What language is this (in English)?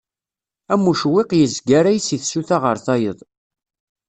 Kabyle